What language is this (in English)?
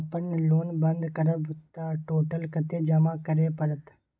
Maithili